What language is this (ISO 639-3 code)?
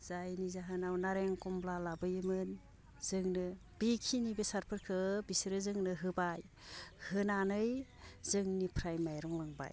brx